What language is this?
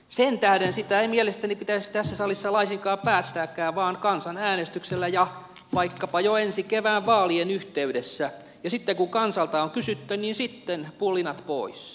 Finnish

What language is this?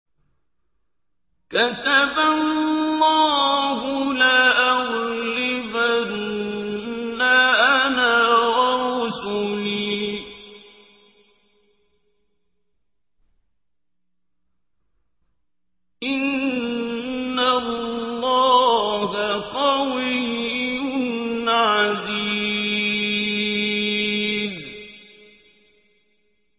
Arabic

